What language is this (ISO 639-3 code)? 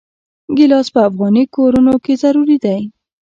pus